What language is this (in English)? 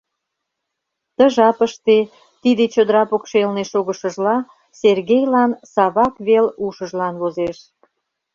Mari